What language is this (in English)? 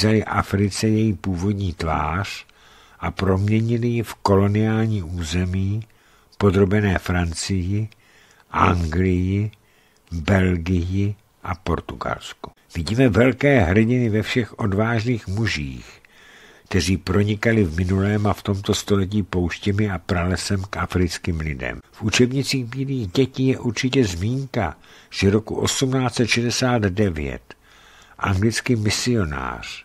Czech